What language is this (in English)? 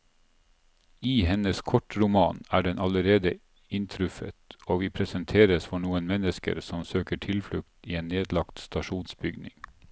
Norwegian